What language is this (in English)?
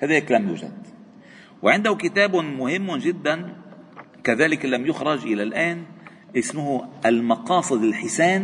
Arabic